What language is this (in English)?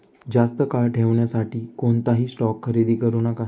Marathi